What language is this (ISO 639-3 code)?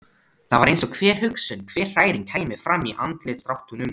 isl